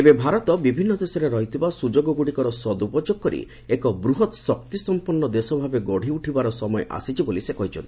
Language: Odia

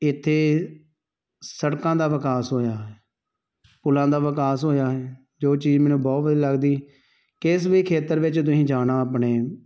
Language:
Punjabi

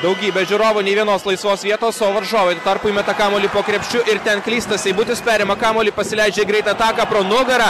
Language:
Lithuanian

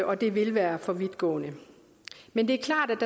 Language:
Danish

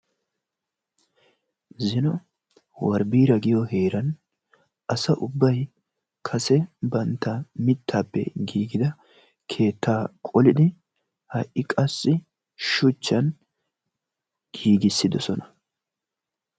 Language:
Wolaytta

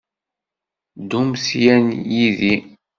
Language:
Kabyle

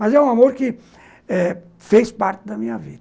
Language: Portuguese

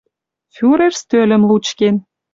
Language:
Western Mari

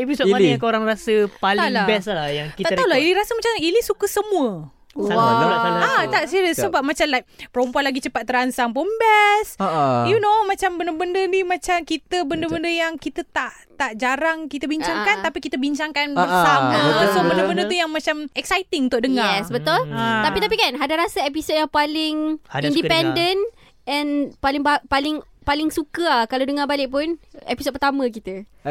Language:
Malay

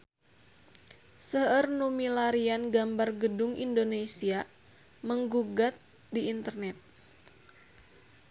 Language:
Sundanese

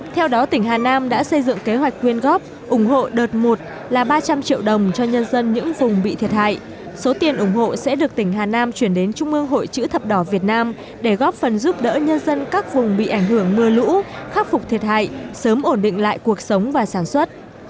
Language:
Vietnamese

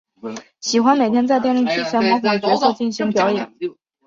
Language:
Chinese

